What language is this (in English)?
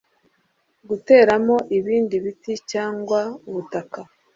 Kinyarwanda